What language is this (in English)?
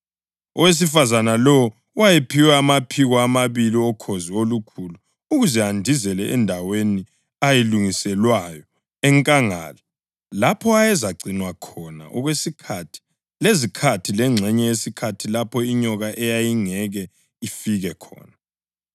North Ndebele